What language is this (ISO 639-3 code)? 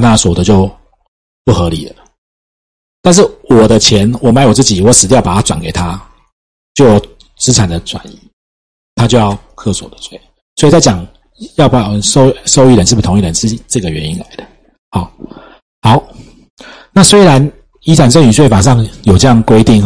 zho